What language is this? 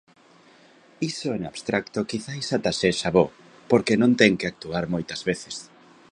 Galician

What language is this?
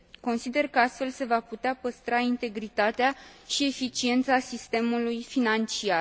Romanian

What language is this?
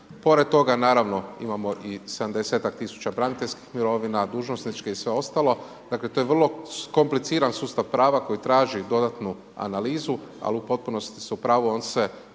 Croatian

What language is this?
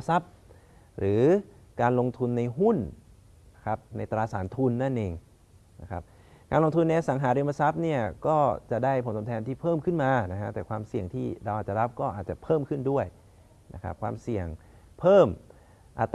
Thai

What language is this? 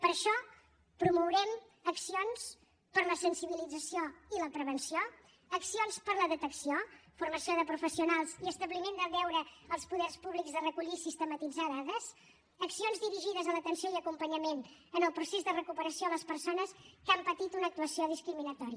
Catalan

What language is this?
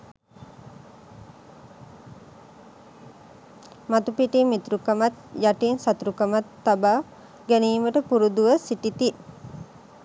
Sinhala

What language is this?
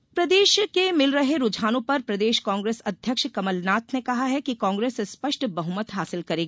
Hindi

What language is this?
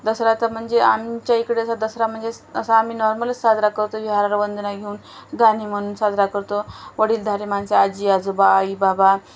Marathi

